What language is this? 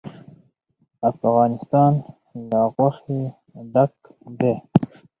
Pashto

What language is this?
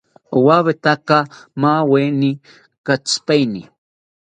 South Ucayali Ashéninka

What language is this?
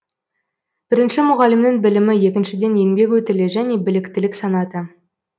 Kazakh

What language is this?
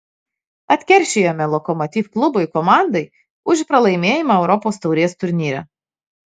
Lithuanian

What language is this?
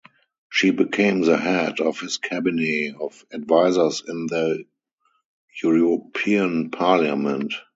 English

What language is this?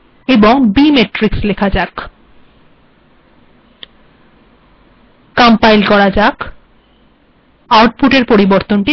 Bangla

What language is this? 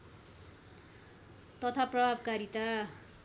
Nepali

